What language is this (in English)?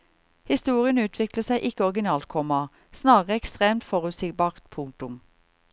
Norwegian